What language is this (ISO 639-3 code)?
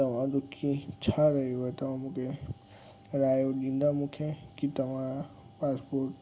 snd